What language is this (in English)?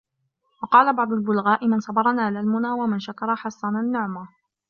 Arabic